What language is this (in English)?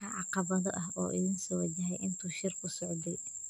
Somali